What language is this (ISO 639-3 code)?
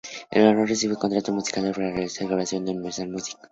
spa